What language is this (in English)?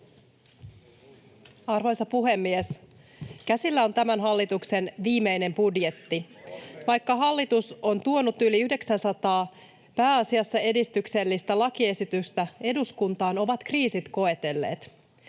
Finnish